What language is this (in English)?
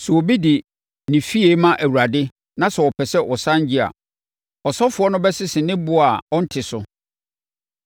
Akan